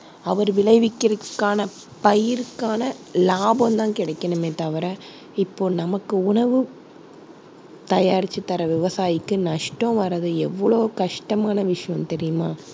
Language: Tamil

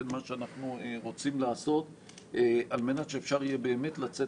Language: Hebrew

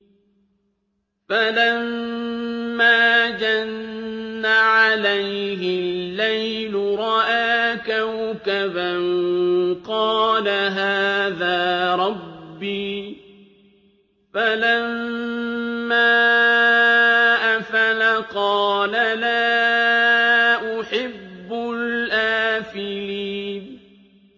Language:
Arabic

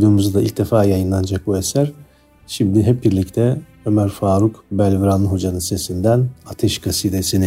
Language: Turkish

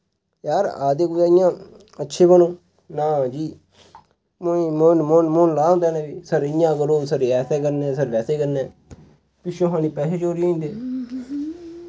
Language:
Dogri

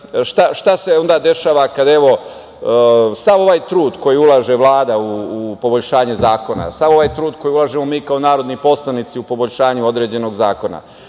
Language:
Serbian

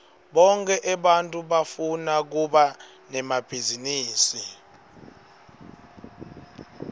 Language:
Swati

